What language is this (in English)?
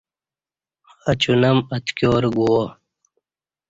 Kati